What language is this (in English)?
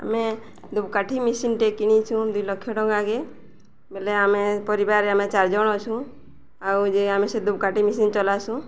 Odia